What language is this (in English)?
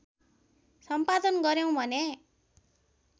Nepali